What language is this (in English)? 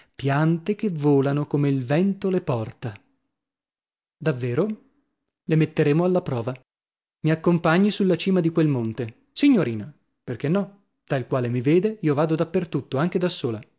Italian